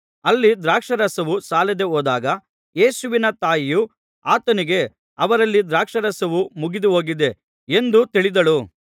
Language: Kannada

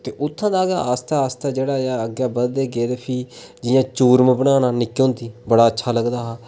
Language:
Dogri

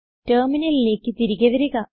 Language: Malayalam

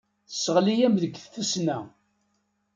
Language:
Kabyle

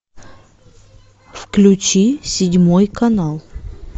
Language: Russian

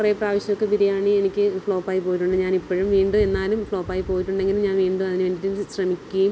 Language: Malayalam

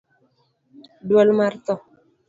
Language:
Luo (Kenya and Tanzania)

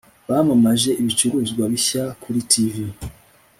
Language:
Kinyarwanda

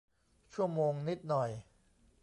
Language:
Thai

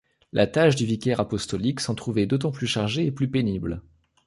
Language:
French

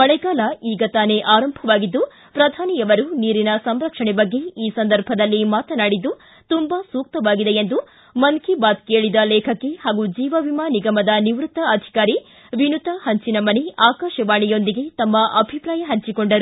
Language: Kannada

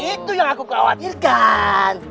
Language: Indonesian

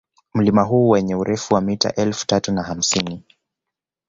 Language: Swahili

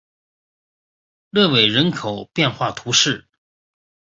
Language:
Chinese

